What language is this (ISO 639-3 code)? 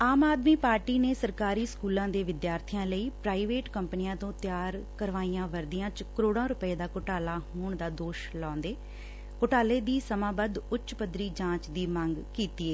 pan